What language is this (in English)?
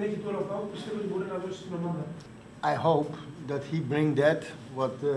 Greek